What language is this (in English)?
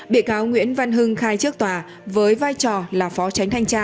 Vietnamese